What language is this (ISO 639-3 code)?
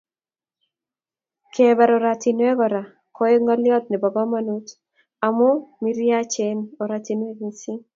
kln